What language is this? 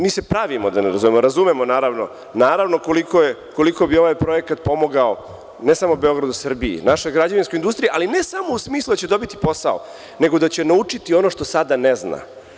Serbian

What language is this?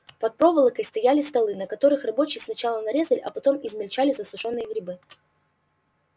Russian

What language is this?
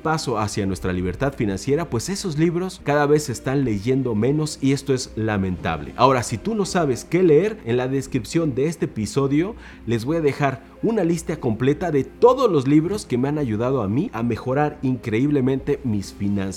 Spanish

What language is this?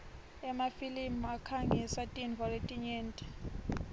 Swati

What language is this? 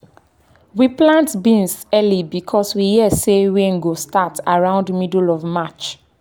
Nigerian Pidgin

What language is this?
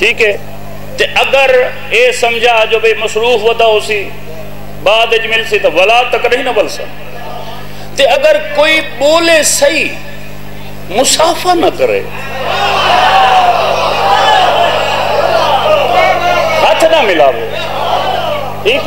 Arabic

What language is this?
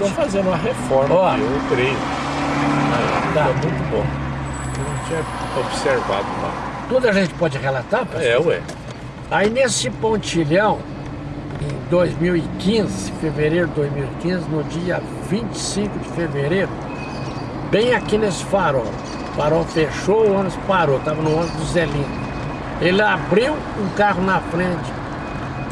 Portuguese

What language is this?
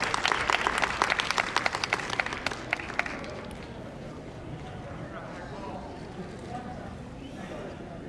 Japanese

